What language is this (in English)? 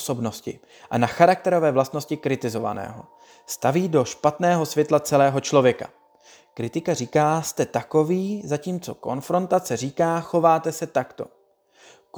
Czech